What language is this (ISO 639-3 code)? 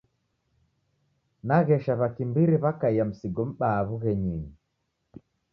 dav